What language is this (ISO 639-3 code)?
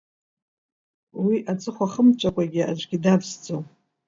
abk